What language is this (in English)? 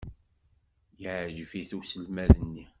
Kabyle